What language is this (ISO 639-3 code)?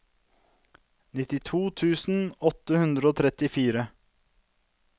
nor